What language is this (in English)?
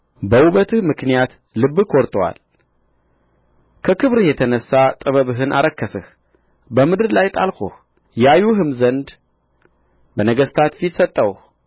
Amharic